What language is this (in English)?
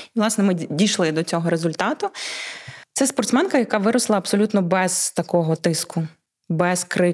Ukrainian